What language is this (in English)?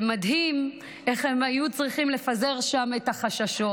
Hebrew